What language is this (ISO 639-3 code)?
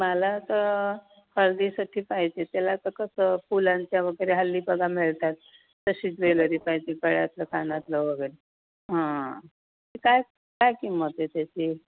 mar